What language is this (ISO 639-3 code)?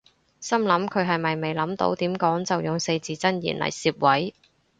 yue